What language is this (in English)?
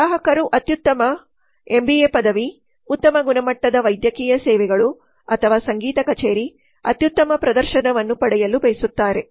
Kannada